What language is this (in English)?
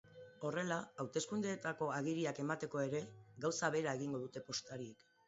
Basque